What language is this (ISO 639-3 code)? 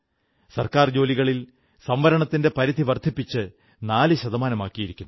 mal